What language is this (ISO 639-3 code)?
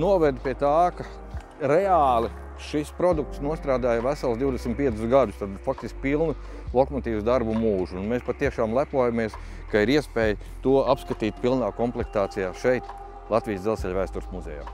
lav